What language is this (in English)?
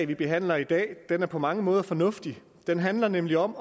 Danish